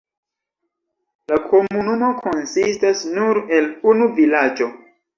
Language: Esperanto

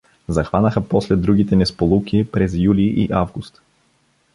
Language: Bulgarian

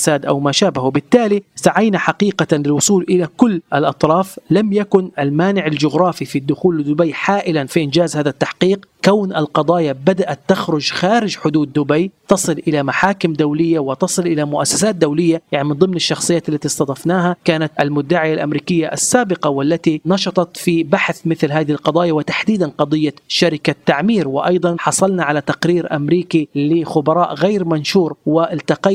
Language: Arabic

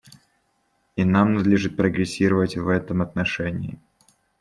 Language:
Russian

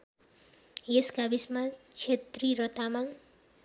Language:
Nepali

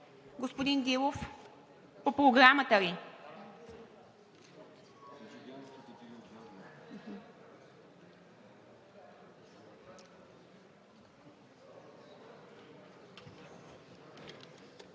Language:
Bulgarian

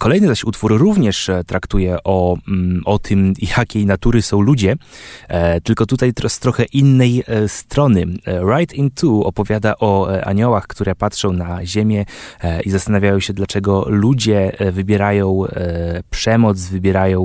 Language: Polish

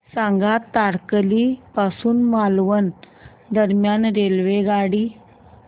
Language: Marathi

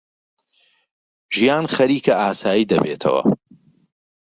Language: Central Kurdish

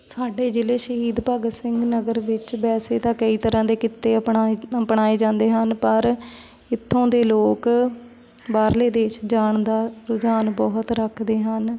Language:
Punjabi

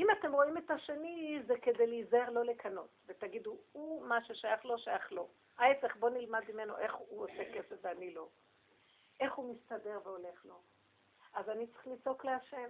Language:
Hebrew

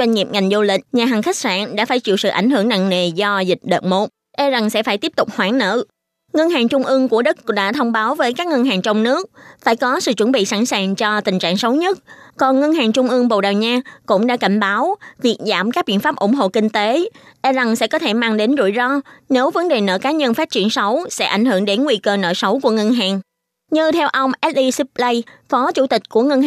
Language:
Vietnamese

